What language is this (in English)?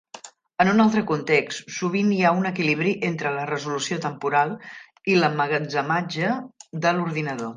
Catalan